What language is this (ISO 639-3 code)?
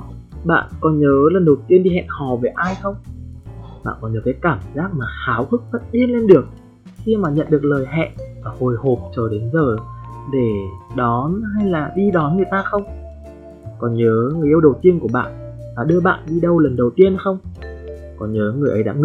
vie